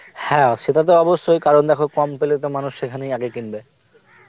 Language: Bangla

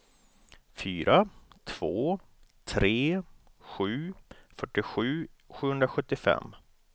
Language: Swedish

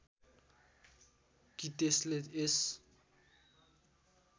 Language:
Nepali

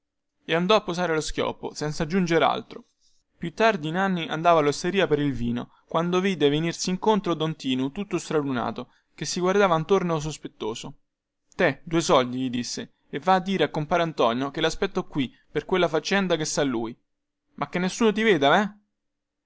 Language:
Italian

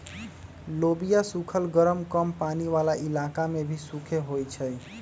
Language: Magahi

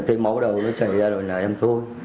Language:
Vietnamese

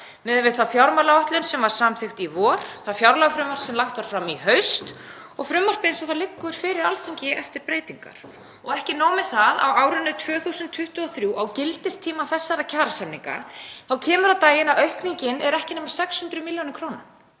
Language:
Icelandic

